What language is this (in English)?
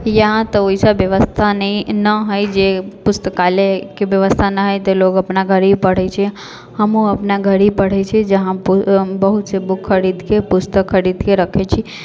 Maithili